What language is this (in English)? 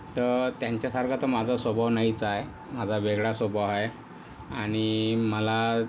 Marathi